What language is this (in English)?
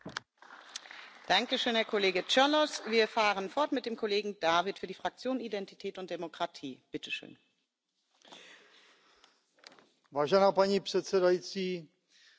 Czech